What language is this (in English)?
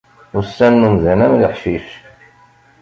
Kabyle